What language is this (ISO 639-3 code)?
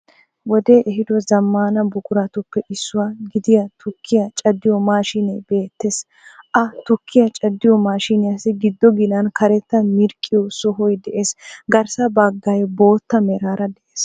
wal